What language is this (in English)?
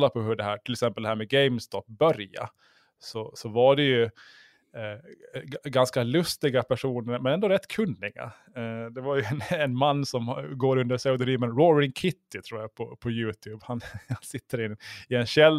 Swedish